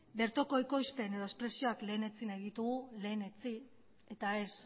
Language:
Basque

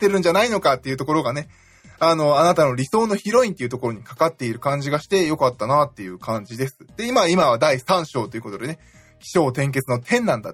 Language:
Japanese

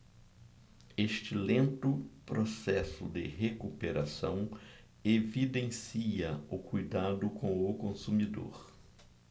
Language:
Portuguese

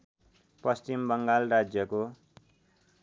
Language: Nepali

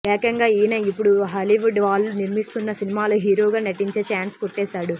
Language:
Telugu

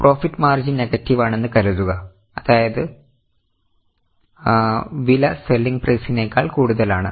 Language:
Malayalam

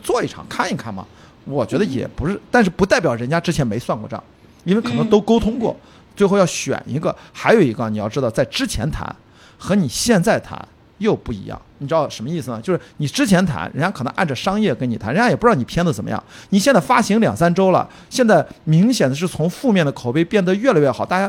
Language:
Chinese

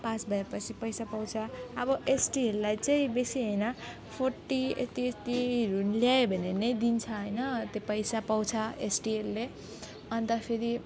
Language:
Nepali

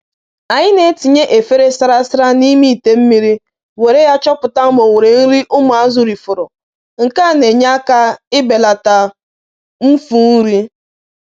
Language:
Igbo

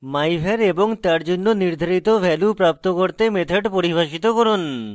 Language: Bangla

